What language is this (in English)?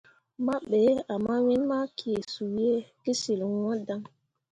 Mundang